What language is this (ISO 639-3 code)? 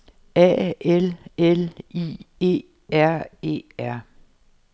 dan